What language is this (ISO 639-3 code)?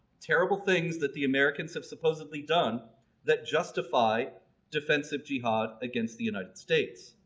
eng